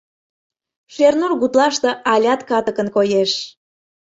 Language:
Mari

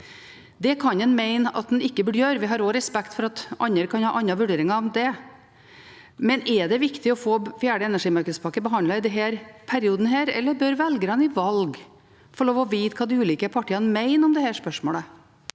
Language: Norwegian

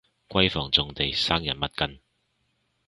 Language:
Cantonese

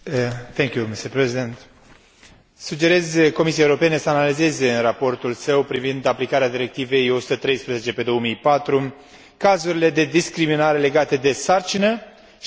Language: Romanian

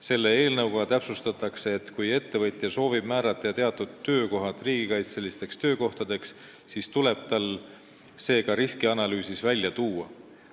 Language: Estonian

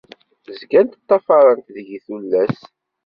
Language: Kabyle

